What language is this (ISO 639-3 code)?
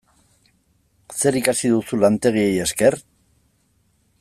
eus